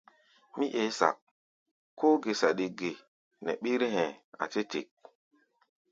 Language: Gbaya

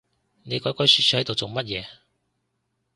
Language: Cantonese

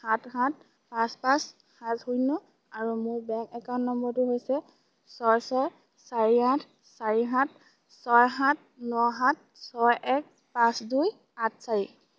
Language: Assamese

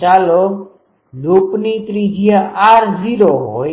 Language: Gujarati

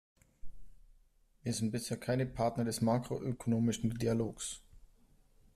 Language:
German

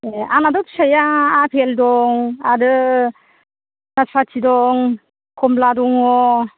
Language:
Bodo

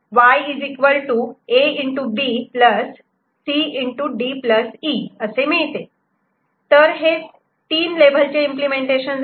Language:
Marathi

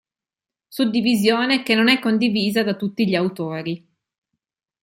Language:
Italian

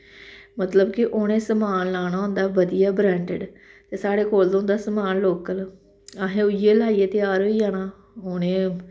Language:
Dogri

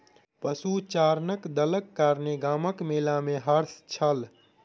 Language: Maithili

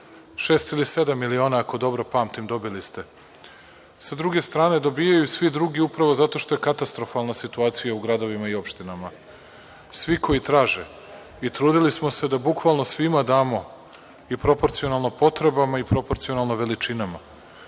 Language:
Serbian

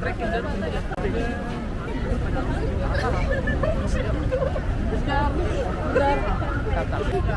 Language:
Indonesian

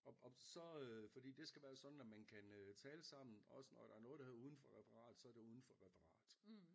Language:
Danish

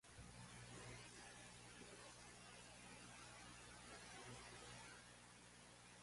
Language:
Macedonian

